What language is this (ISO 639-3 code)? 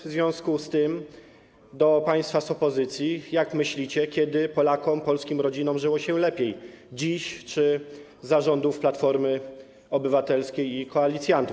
pol